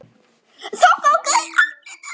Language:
Icelandic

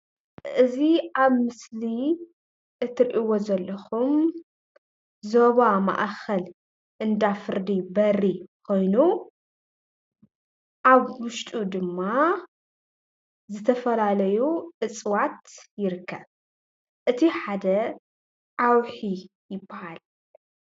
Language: Tigrinya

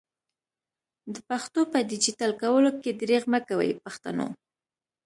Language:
Pashto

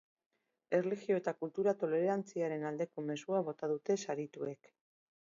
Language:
Basque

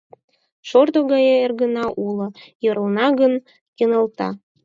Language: Mari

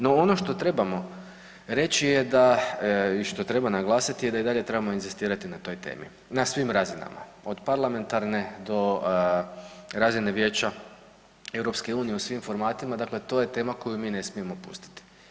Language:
Croatian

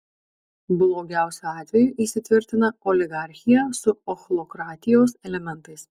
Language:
Lithuanian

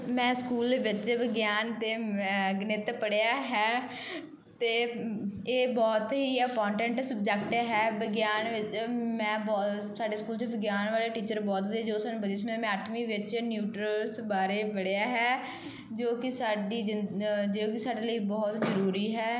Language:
Punjabi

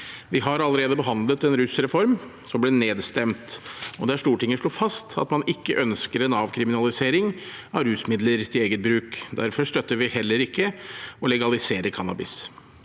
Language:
Norwegian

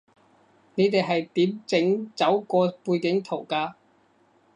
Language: Cantonese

